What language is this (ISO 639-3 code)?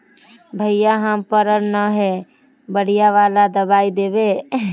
mag